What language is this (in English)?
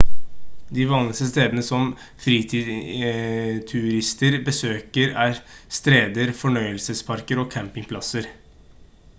Norwegian Bokmål